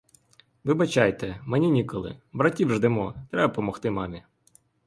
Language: Ukrainian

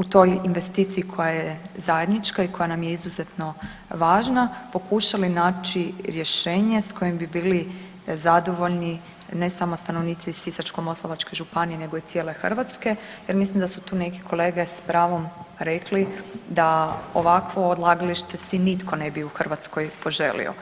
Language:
Croatian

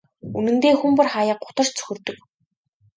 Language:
Mongolian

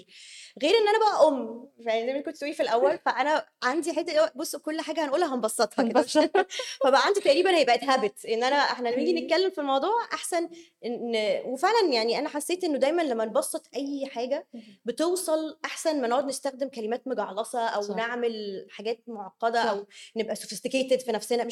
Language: Arabic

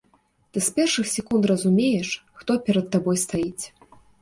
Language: Belarusian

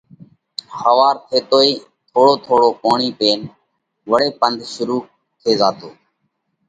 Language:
Parkari Koli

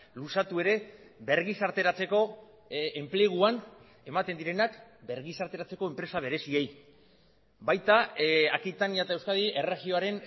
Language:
Basque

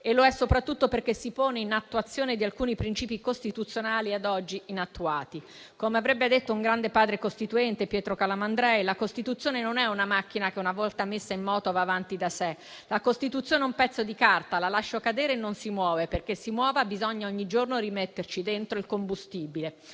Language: Italian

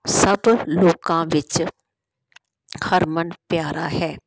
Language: Punjabi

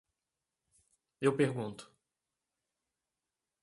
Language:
Portuguese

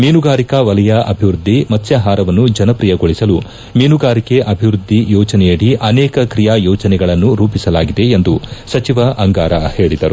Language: Kannada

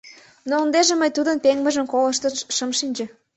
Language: Mari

